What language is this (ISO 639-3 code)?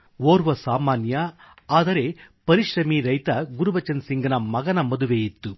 kan